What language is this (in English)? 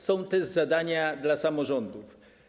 Polish